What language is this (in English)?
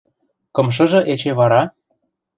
Western Mari